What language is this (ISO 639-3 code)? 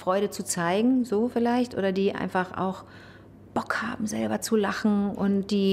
deu